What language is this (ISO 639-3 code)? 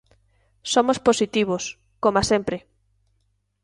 glg